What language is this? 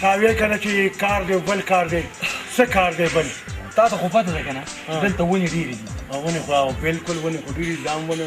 Romanian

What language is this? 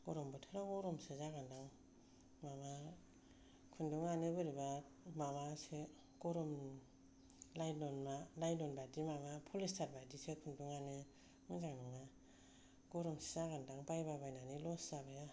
Bodo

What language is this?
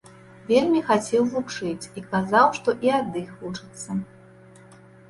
Belarusian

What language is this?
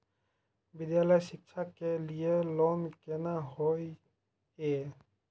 Maithili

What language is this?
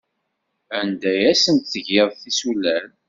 Kabyle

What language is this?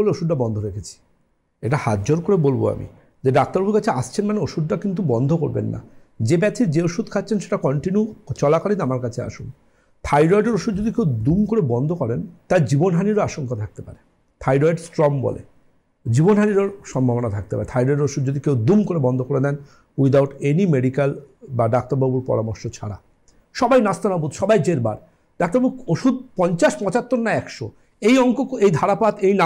Bangla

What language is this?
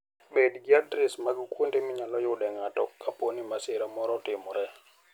Luo (Kenya and Tanzania)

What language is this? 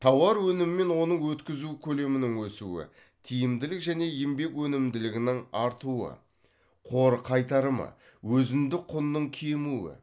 Kazakh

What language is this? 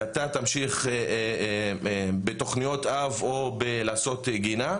Hebrew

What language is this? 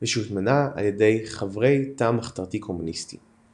Hebrew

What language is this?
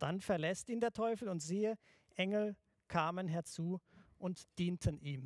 German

